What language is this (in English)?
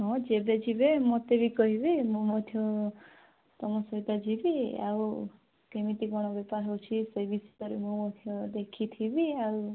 Odia